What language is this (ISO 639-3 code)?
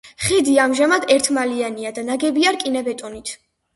kat